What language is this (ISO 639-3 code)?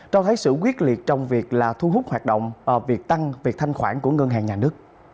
vie